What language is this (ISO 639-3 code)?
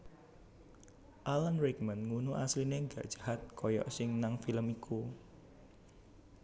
jav